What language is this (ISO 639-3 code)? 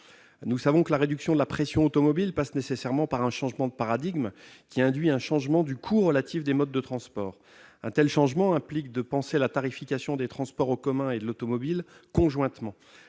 fra